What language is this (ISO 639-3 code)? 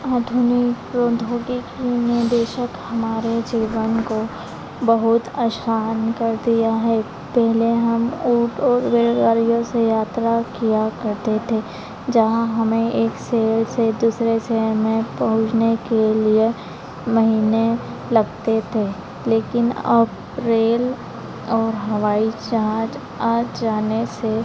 hin